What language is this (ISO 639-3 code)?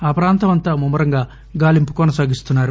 tel